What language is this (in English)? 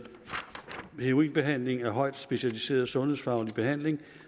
Danish